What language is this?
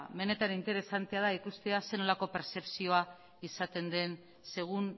Basque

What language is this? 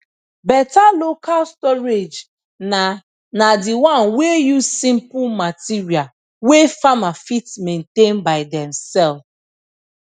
Nigerian Pidgin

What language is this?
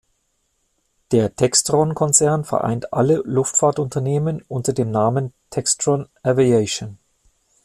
German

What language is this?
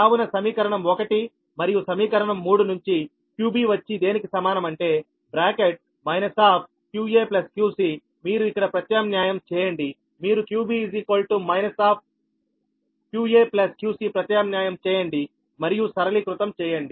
Telugu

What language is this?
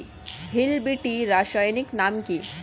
Bangla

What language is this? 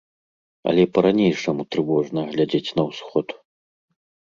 Belarusian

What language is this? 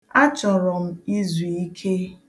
Igbo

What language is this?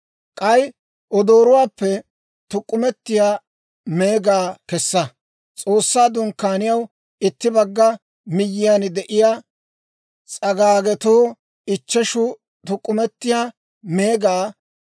Dawro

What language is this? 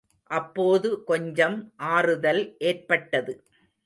Tamil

